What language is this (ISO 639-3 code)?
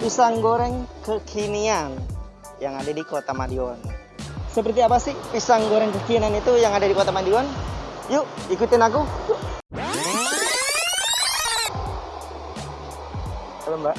ind